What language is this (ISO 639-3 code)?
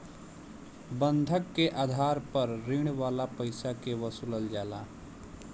bho